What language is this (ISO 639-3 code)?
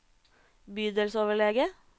nor